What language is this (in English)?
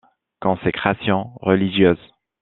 French